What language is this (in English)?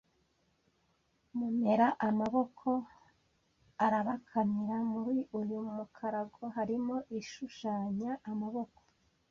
Kinyarwanda